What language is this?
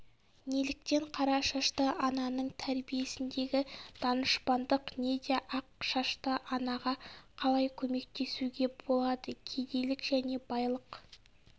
Kazakh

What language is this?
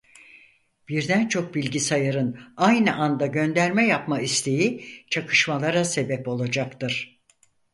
Turkish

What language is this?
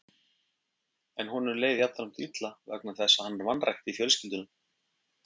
Icelandic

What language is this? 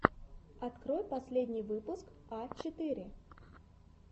Russian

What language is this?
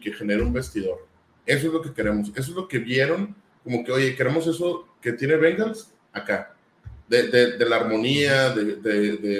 Spanish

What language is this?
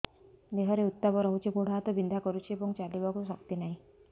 Odia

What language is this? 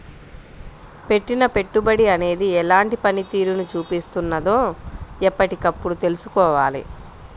Telugu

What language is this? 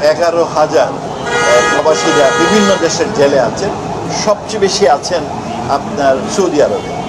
Bangla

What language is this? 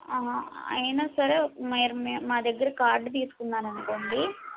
Telugu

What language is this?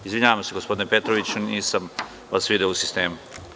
Serbian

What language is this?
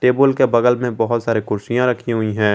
Hindi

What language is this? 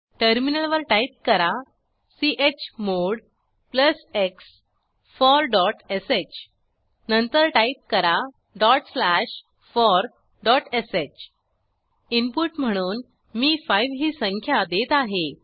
Marathi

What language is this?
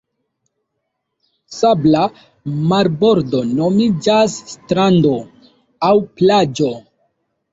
Esperanto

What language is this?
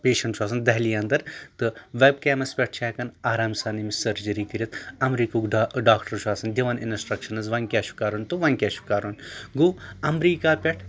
Kashmiri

